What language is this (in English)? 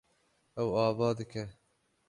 Kurdish